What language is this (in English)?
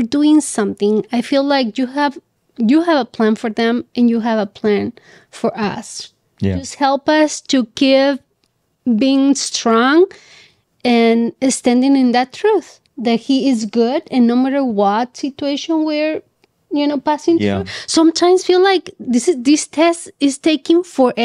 English